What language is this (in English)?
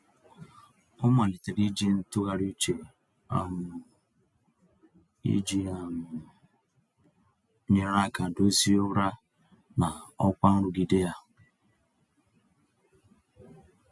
Igbo